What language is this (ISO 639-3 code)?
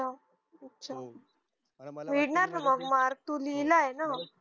mar